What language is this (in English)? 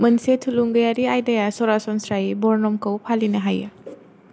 Bodo